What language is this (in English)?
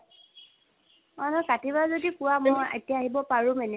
Assamese